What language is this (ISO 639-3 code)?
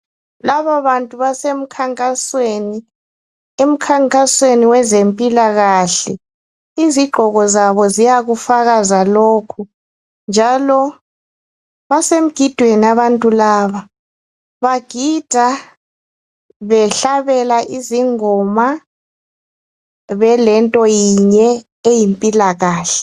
nde